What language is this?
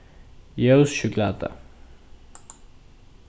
Faroese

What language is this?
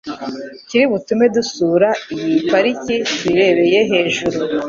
Kinyarwanda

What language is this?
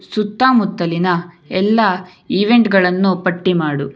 Kannada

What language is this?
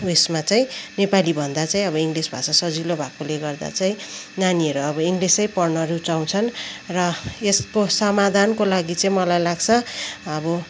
Nepali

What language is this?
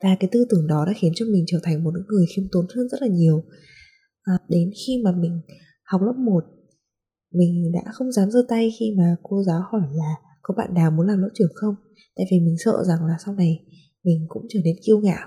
Vietnamese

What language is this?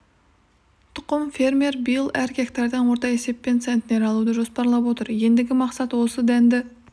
Kazakh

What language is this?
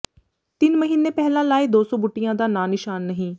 Punjabi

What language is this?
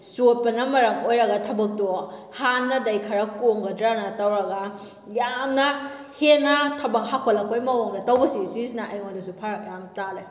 Manipuri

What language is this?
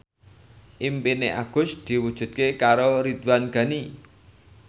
Javanese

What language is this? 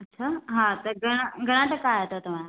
Sindhi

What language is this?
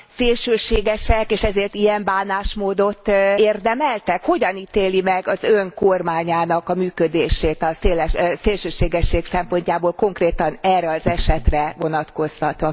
Hungarian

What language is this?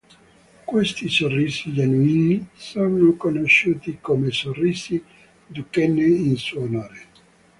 Italian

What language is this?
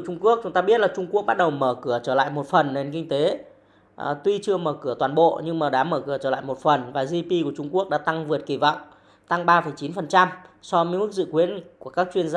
Vietnamese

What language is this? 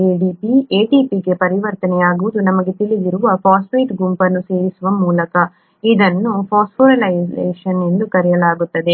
Kannada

